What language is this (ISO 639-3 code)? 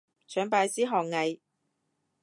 yue